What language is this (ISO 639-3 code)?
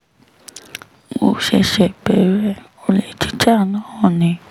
yor